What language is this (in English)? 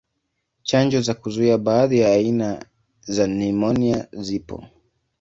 Swahili